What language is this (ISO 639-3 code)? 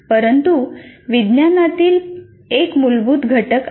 mar